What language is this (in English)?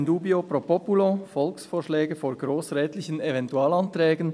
Swiss German